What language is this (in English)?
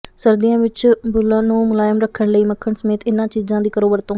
Punjabi